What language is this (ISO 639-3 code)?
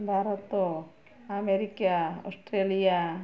ori